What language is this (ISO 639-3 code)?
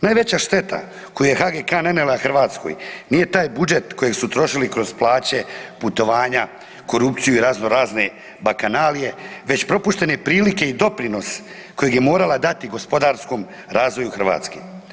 hrv